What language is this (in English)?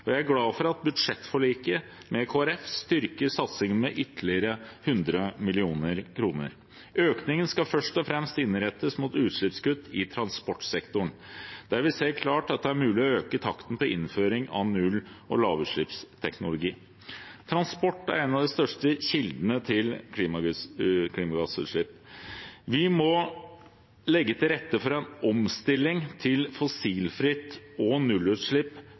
Norwegian Bokmål